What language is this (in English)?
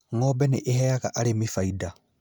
Kikuyu